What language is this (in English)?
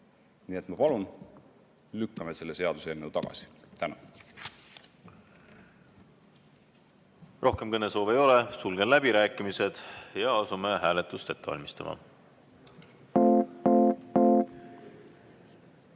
Estonian